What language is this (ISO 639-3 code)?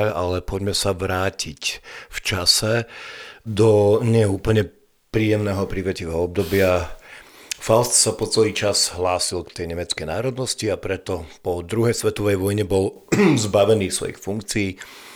slk